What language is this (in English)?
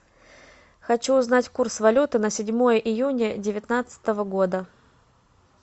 Russian